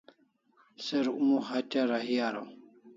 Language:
Kalasha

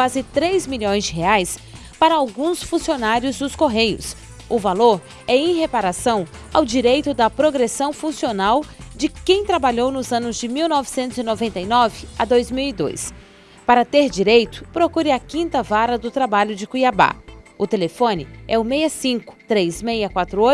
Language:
Portuguese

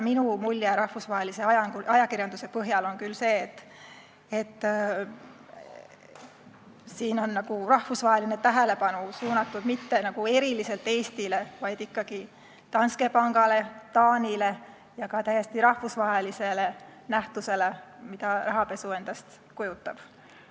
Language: Estonian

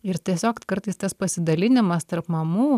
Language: Lithuanian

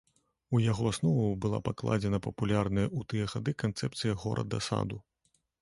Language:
Belarusian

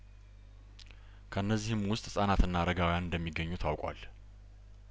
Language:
Amharic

